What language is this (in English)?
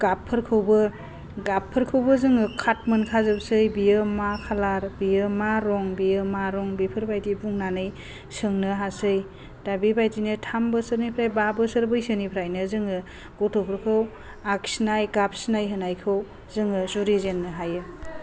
Bodo